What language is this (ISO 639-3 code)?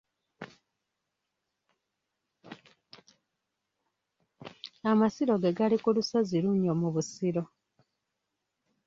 lug